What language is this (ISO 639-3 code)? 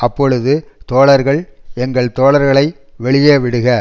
tam